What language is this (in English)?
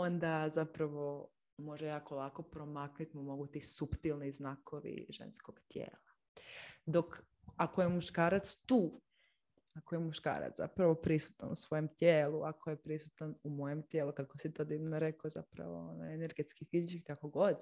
Croatian